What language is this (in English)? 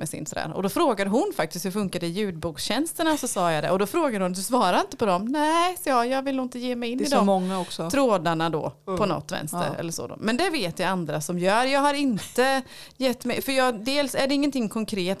Swedish